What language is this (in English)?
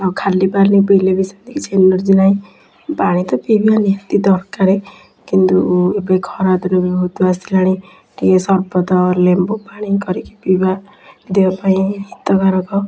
Odia